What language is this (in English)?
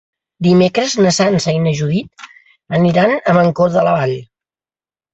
Catalan